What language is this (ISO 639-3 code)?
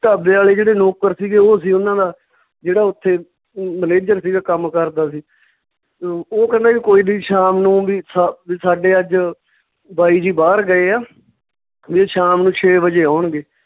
pan